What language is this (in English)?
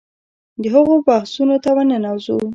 Pashto